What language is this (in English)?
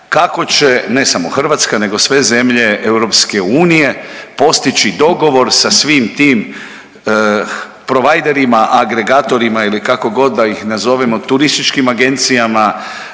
Croatian